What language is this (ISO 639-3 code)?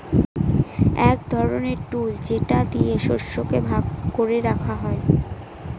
ben